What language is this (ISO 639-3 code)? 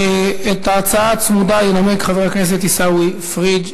heb